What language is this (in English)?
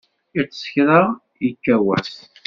Kabyle